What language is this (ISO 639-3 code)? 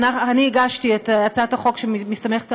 heb